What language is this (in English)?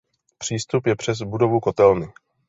Czech